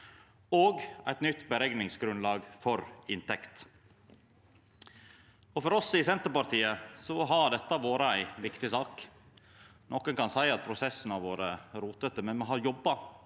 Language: Norwegian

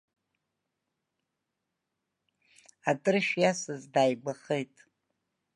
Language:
Abkhazian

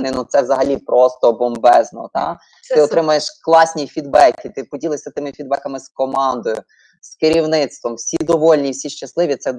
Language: Ukrainian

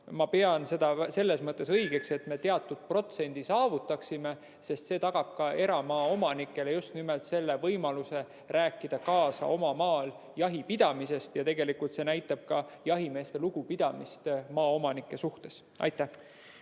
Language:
Estonian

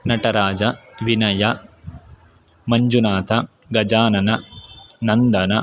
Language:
Sanskrit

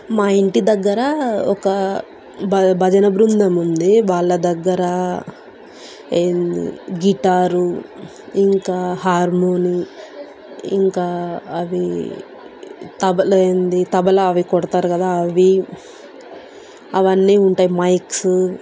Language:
Telugu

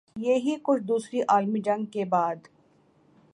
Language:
Urdu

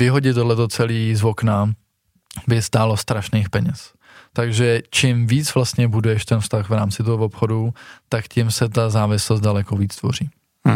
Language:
Czech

